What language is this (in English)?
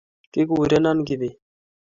Kalenjin